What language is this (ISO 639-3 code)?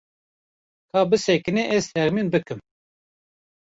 kur